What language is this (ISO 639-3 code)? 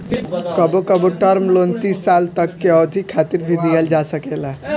bho